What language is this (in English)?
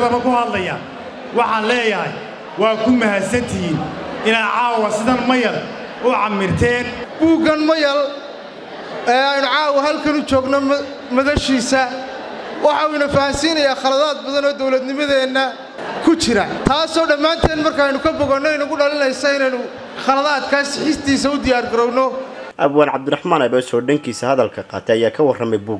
Arabic